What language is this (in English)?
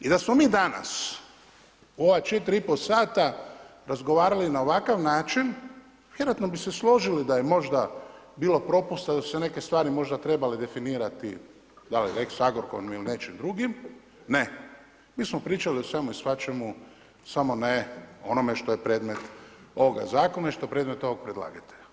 Croatian